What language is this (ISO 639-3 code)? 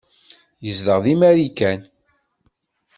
kab